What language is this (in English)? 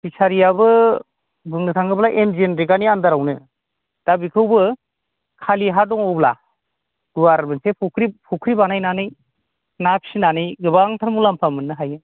Bodo